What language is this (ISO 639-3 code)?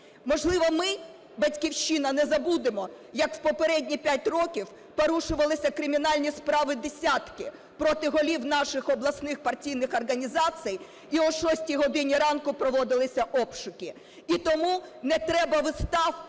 ukr